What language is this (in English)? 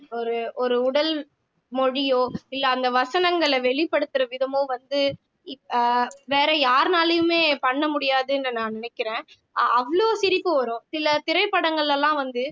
Tamil